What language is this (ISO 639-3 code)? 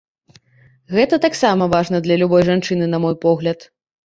bel